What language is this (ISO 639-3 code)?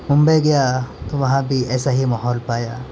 urd